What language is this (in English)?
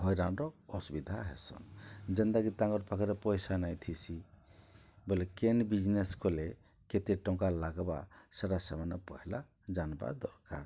Odia